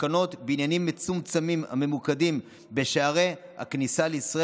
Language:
Hebrew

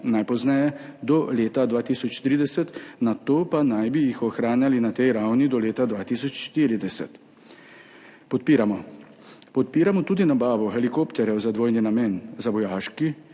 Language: Slovenian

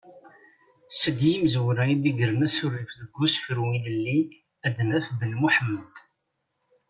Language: Kabyle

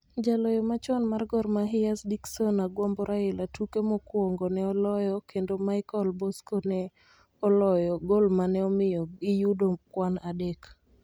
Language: Luo (Kenya and Tanzania)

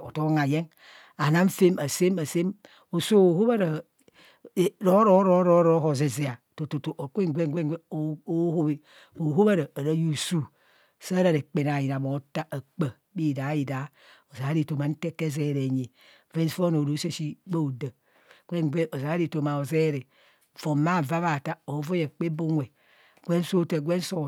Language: Kohumono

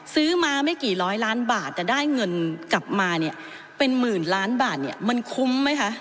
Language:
Thai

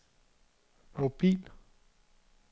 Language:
Danish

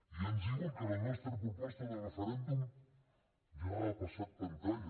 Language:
Catalan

